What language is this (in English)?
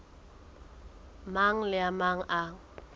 Southern Sotho